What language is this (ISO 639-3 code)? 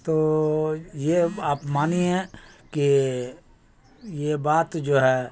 urd